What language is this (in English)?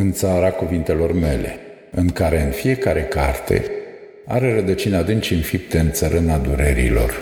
Romanian